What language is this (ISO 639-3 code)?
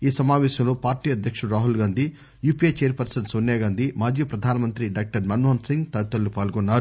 tel